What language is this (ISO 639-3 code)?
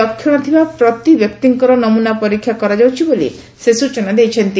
ori